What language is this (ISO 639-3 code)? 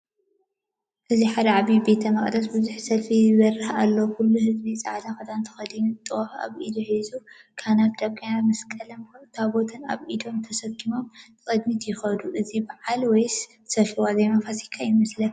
tir